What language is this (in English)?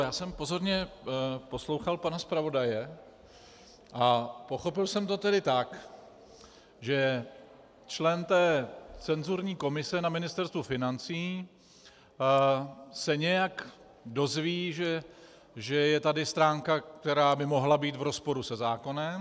Czech